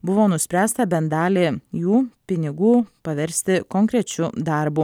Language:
Lithuanian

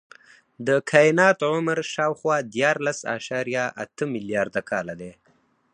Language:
Pashto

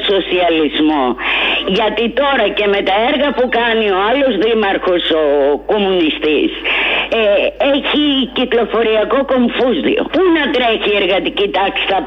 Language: Greek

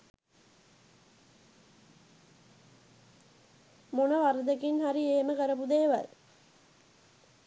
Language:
Sinhala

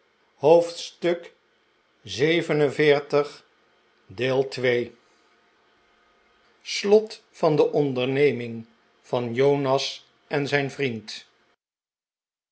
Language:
Dutch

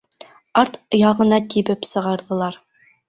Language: Bashkir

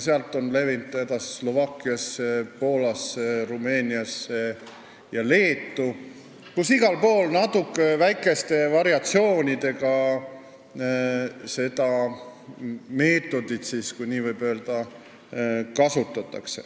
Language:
Estonian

